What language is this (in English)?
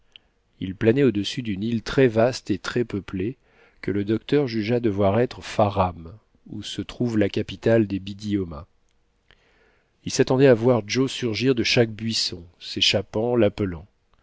French